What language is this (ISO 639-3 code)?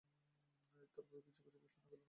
ben